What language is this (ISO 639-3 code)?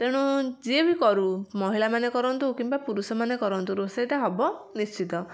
ori